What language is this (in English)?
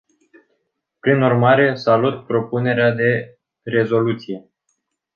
Romanian